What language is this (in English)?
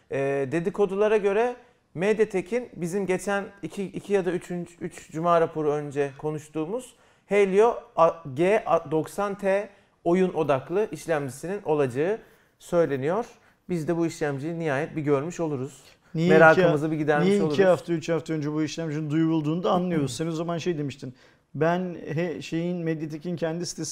Turkish